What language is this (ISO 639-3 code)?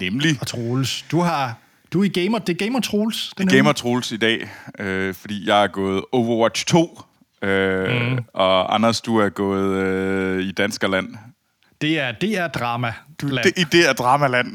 dan